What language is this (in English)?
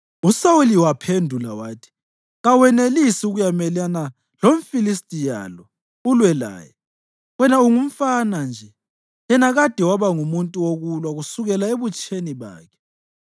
North Ndebele